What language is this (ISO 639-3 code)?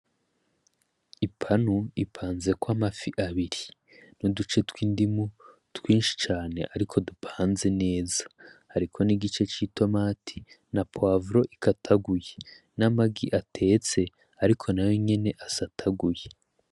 run